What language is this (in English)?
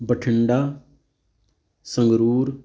Punjabi